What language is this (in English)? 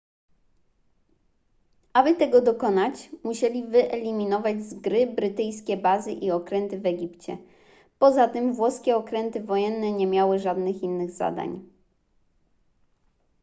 Polish